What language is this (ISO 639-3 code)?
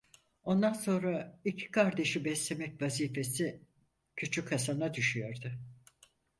tur